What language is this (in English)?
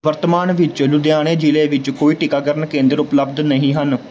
Punjabi